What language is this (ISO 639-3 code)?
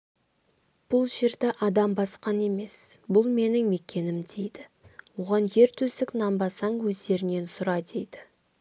kaz